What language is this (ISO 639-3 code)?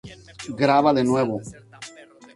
spa